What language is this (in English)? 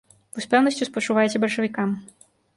Belarusian